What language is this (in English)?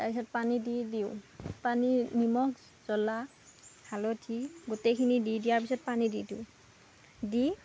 Assamese